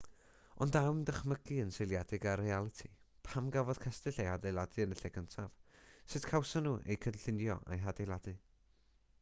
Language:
Welsh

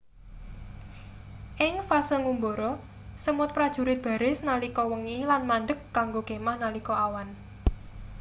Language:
Javanese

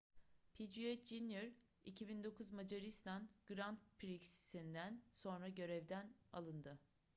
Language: Turkish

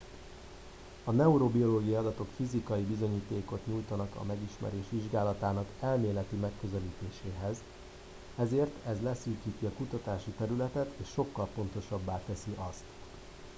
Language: Hungarian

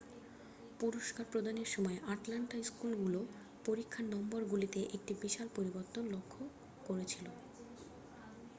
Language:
Bangla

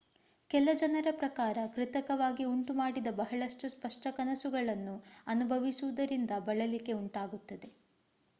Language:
Kannada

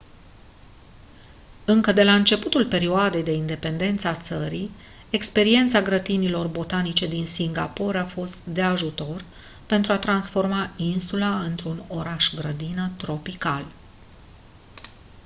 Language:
Romanian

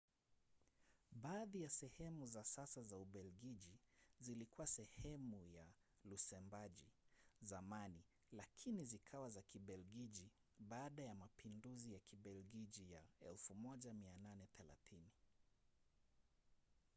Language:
Swahili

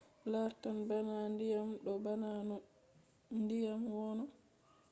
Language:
Fula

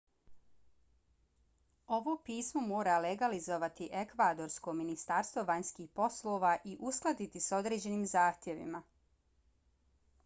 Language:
Bosnian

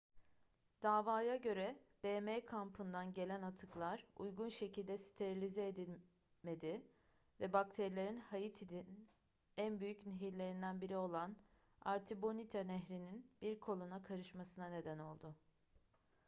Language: Turkish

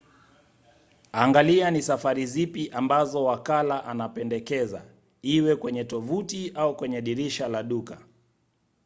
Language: Swahili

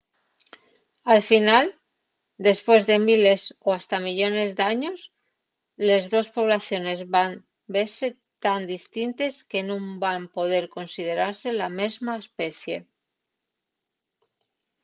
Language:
Asturian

